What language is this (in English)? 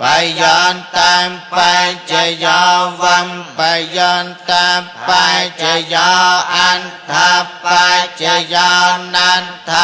Indonesian